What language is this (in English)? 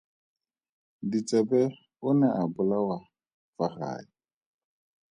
Tswana